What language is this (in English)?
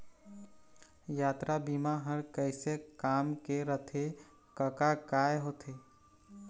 Chhattisgarhi